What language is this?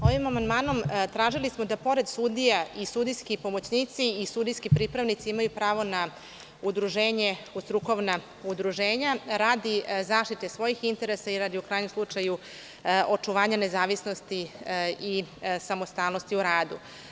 Serbian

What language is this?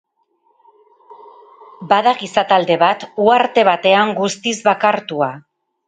Basque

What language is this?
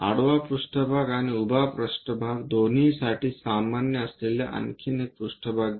Marathi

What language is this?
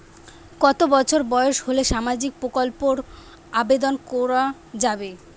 Bangla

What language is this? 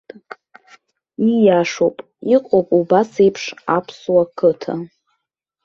Abkhazian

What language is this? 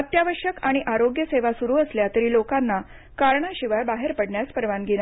Marathi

